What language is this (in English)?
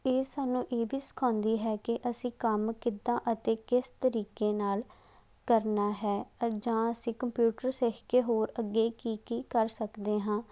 Punjabi